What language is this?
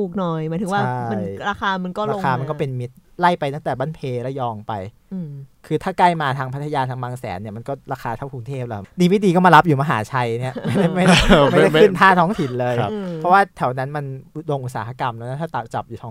Thai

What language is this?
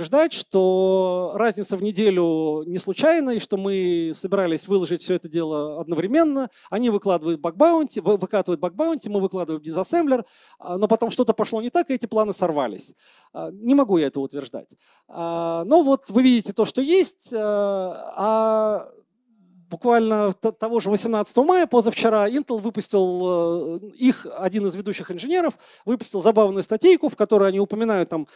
Russian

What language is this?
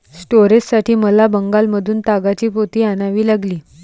Marathi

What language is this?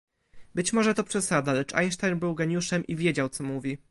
Polish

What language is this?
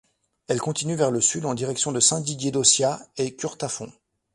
French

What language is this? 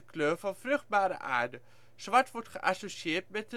Dutch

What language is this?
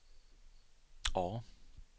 Swedish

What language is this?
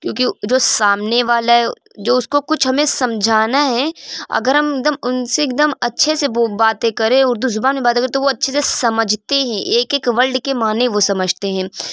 Urdu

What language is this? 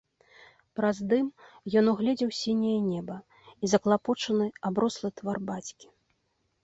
Belarusian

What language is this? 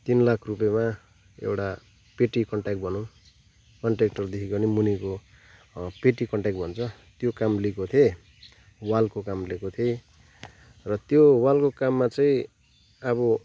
Nepali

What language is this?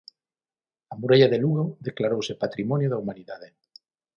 Galician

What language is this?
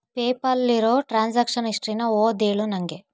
Kannada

